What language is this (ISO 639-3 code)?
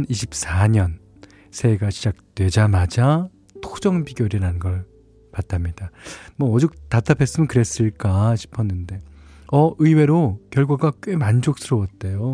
kor